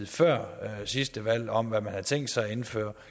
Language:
Danish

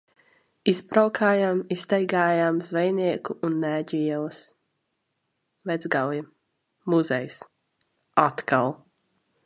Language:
Latvian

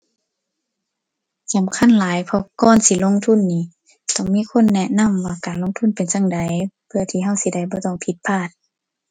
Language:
Thai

